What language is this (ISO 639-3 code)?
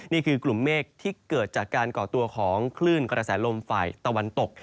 tha